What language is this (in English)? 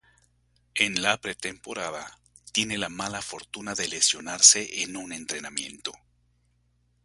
Spanish